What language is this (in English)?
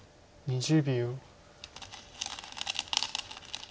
Japanese